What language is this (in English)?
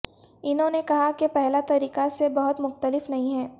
Urdu